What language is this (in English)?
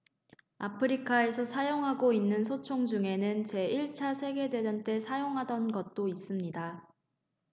Korean